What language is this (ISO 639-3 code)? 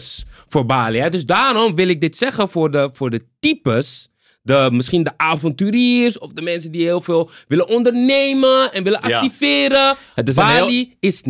nld